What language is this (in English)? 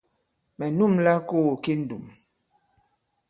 Bankon